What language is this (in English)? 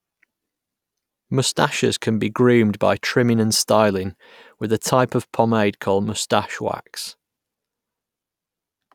English